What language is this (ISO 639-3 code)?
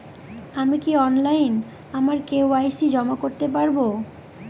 ben